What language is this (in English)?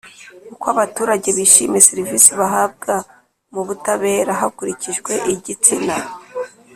Kinyarwanda